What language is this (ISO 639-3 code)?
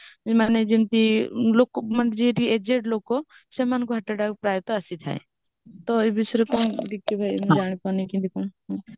ori